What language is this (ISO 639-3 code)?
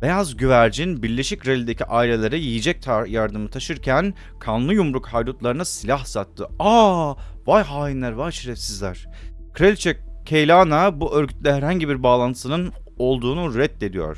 tur